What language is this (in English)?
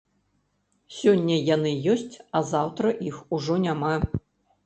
Belarusian